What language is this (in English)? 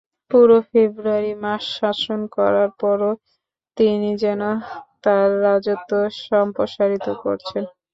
Bangla